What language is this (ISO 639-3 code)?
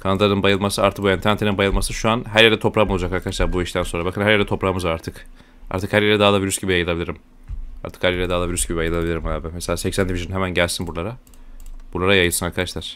tur